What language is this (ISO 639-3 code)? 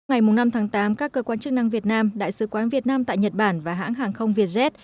vie